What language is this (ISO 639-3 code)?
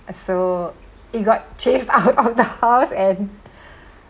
eng